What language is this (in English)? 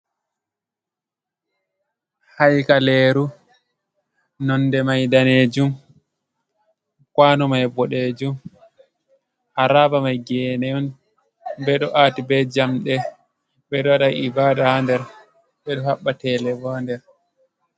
Fula